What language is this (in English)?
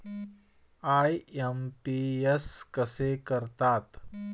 Marathi